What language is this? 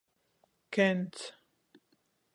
Latgalian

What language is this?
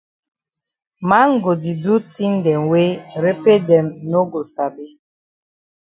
Cameroon Pidgin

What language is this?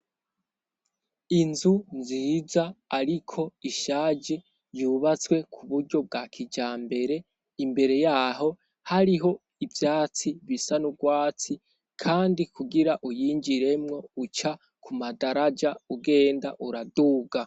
Rundi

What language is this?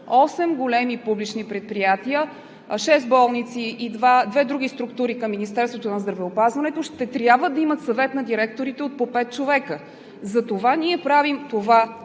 Bulgarian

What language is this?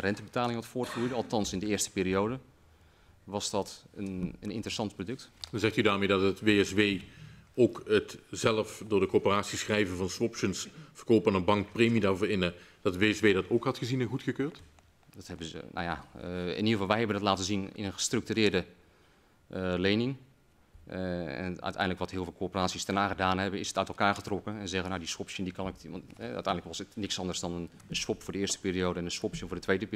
Dutch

